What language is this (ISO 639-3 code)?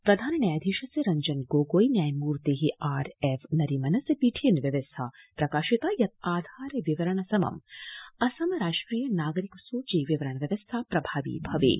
san